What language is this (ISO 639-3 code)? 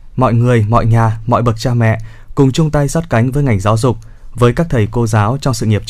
vie